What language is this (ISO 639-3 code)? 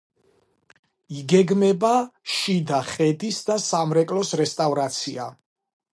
kat